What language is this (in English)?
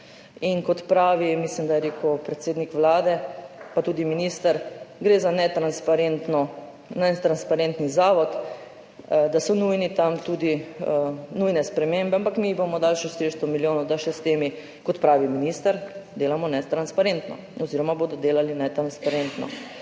Slovenian